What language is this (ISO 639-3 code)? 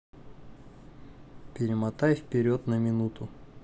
rus